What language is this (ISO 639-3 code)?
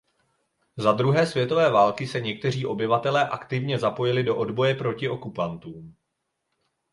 ces